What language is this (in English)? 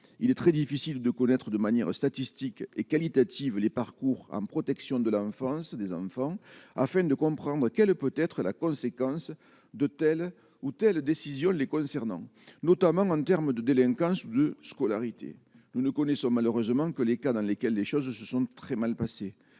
French